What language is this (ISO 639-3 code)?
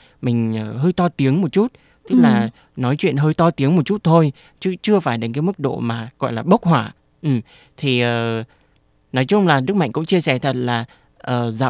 vie